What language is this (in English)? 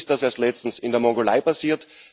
German